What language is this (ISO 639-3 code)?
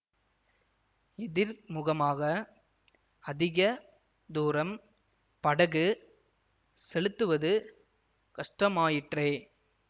tam